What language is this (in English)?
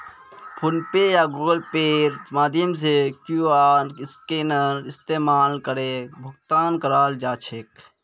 Magahi